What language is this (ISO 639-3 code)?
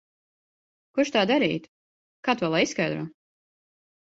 lav